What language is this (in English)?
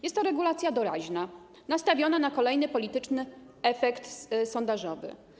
Polish